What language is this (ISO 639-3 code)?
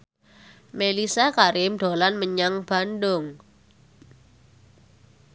jav